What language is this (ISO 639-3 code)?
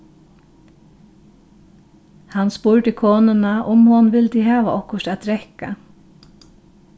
fao